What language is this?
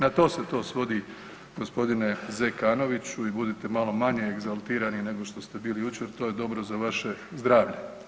Croatian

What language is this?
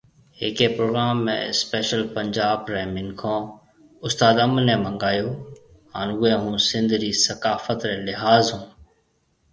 Marwari (Pakistan)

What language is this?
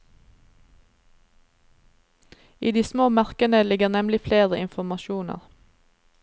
Norwegian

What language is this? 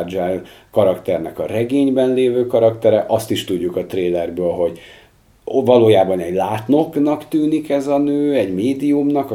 Hungarian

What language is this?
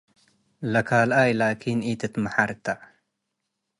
Tigre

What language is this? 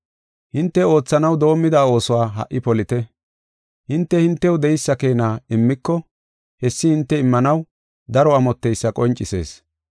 Gofa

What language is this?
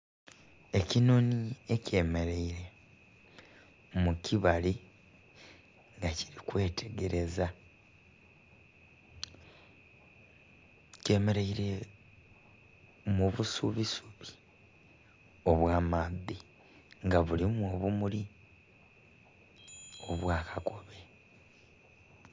Soga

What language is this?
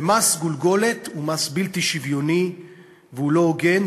Hebrew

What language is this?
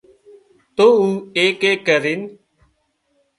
Wadiyara Koli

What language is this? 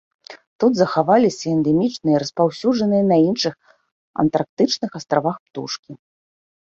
Belarusian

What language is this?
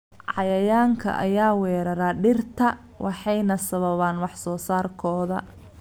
Somali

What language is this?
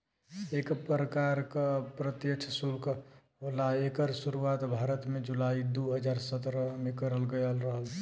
Bhojpuri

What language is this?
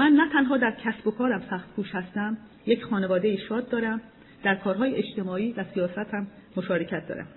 Persian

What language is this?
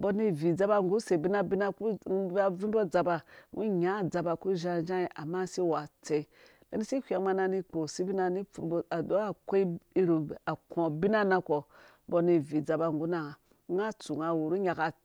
Dũya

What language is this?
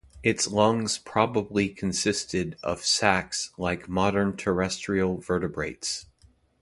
English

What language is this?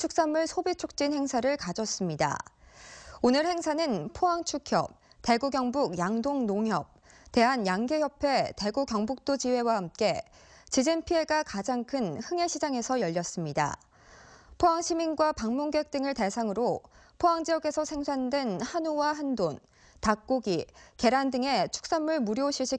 Korean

